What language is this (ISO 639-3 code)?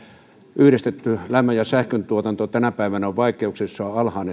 fin